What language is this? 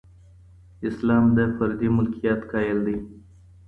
Pashto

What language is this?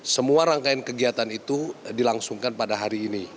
Indonesian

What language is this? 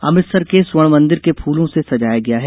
Hindi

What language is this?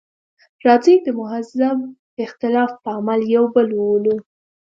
Pashto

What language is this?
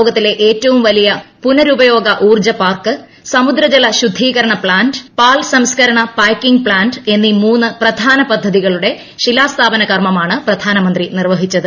Malayalam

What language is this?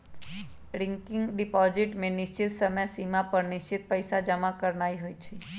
Magahi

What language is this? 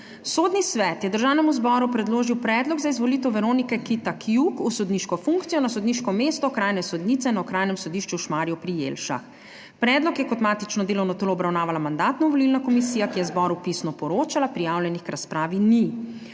Slovenian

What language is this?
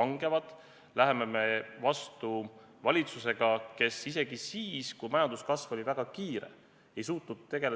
Estonian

